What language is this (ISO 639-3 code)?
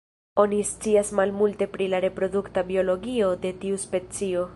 epo